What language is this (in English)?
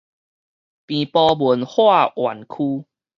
Min Nan Chinese